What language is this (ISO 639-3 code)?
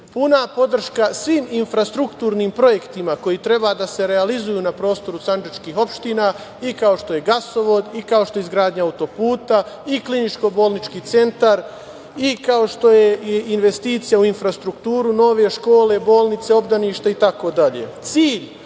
srp